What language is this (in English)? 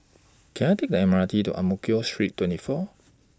English